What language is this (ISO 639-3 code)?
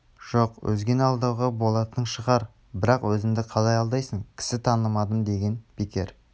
kaz